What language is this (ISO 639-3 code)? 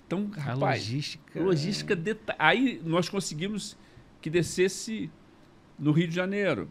por